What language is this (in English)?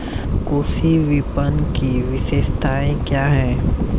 Hindi